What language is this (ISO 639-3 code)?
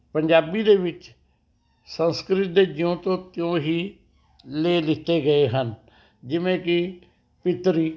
pan